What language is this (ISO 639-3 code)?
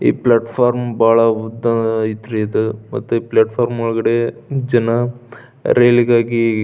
kan